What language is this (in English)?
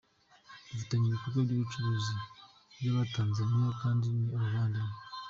Kinyarwanda